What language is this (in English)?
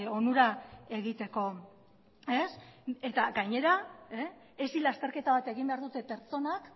Basque